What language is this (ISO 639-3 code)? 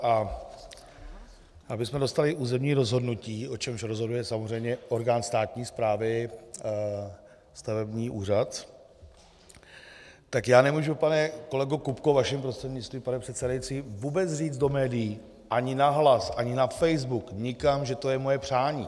ces